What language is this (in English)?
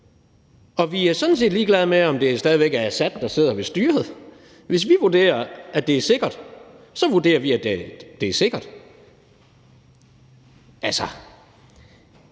Danish